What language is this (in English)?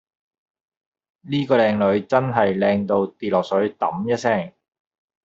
Cantonese